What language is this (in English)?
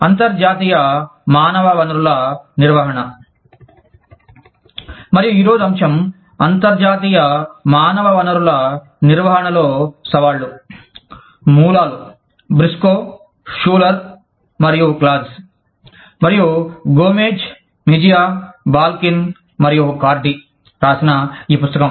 Telugu